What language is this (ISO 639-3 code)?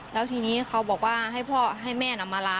tha